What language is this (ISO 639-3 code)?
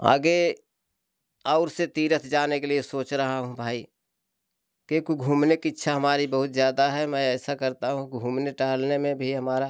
hin